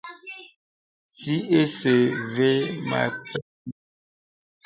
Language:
Bebele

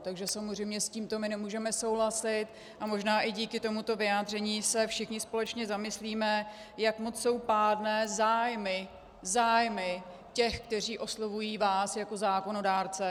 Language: Czech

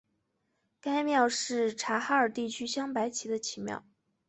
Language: Chinese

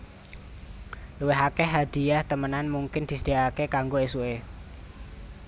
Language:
Javanese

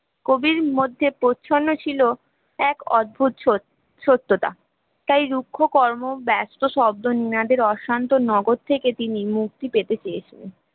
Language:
Bangla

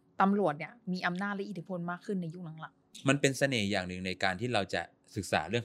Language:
Thai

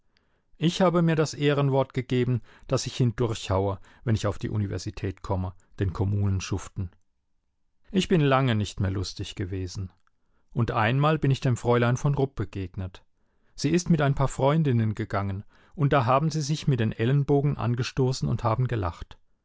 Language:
German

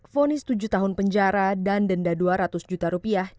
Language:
Indonesian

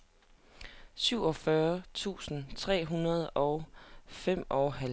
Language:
Danish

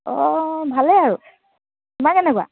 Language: Assamese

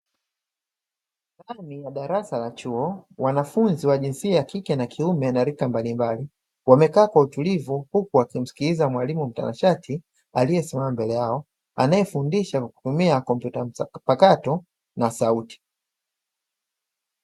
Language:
Swahili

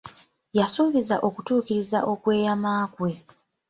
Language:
Ganda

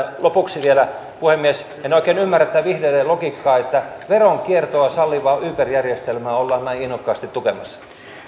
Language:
Finnish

